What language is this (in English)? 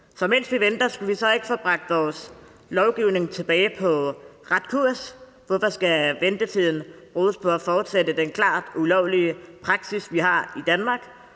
Danish